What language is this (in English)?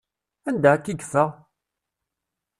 Kabyle